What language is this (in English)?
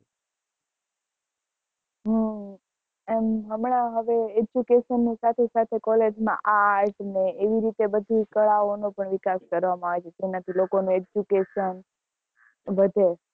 Gujarati